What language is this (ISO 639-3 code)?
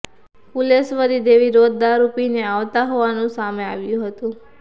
guj